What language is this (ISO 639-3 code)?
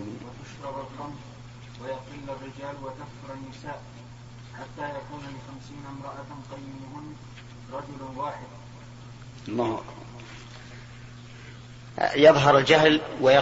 ara